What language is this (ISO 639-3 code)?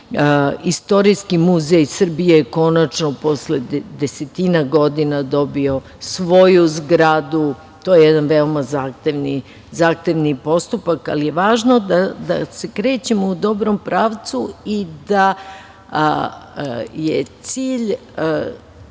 srp